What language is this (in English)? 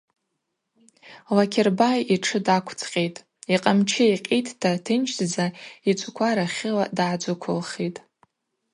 Abaza